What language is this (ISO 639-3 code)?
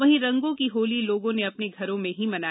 hin